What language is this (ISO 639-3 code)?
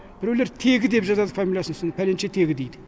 kaz